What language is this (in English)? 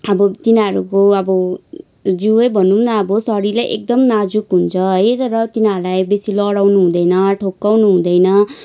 Nepali